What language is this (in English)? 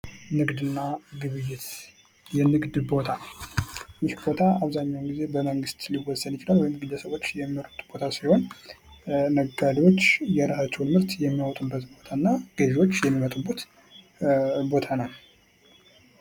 Amharic